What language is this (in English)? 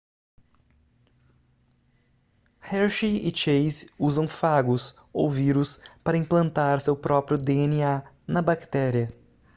Portuguese